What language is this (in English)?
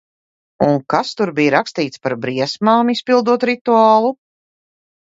Latvian